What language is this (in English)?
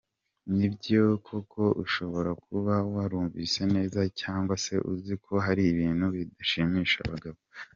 Kinyarwanda